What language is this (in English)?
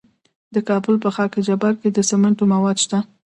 Pashto